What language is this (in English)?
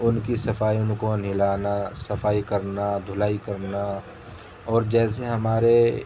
Urdu